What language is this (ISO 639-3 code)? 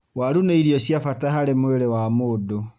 kik